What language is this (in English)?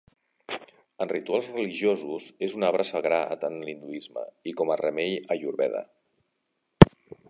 Catalan